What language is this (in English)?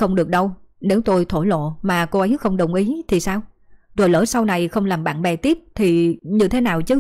Vietnamese